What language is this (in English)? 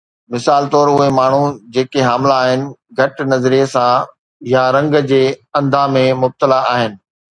Sindhi